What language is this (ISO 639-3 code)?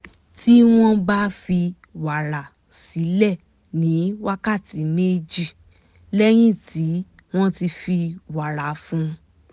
yor